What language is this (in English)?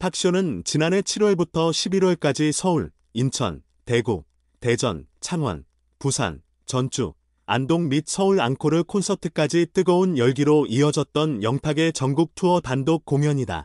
Korean